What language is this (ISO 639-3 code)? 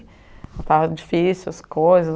por